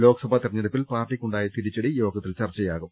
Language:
Malayalam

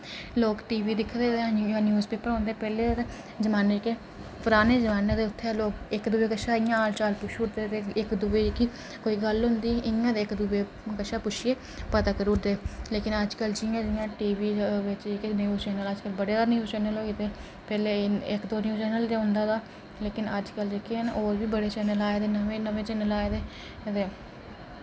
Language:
Dogri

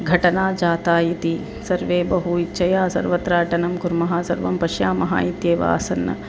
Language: Sanskrit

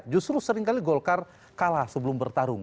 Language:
Indonesian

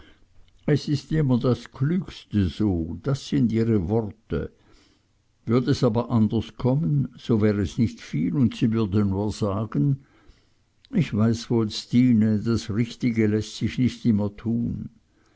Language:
German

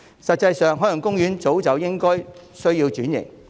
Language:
Cantonese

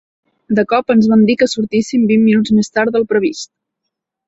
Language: Catalan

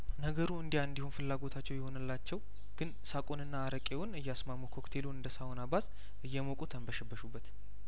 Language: Amharic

